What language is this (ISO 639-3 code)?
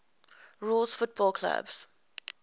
eng